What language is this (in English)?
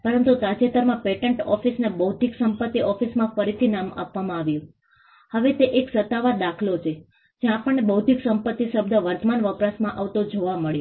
Gujarati